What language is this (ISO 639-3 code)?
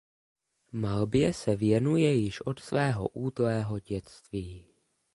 ces